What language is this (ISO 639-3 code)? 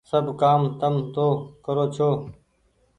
gig